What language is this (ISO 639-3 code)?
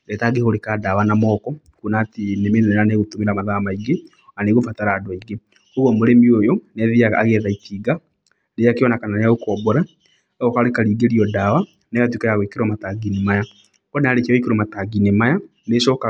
kik